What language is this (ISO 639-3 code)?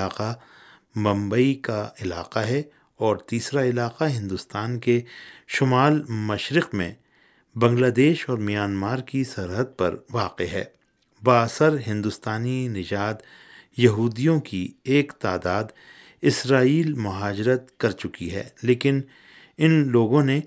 urd